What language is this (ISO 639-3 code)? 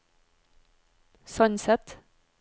nor